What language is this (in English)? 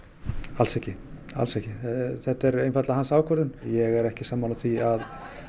Icelandic